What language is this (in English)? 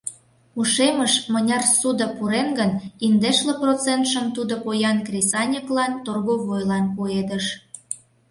Mari